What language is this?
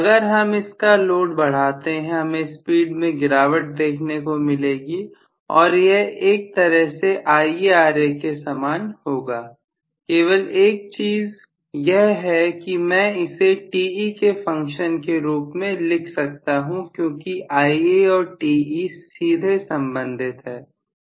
Hindi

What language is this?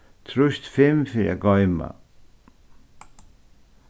Faroese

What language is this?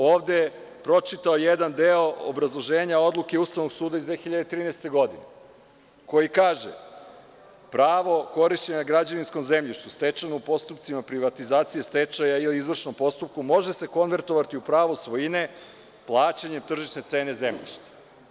Serbian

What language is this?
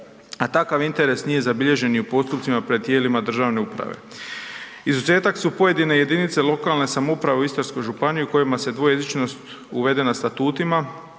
Croatian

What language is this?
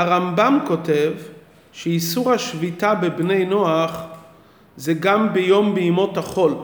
Hebrew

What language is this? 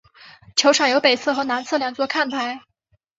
Chinese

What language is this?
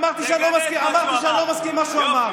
Hebrew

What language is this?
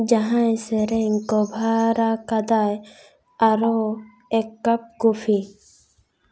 Santali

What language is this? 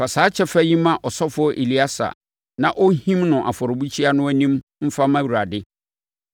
Akan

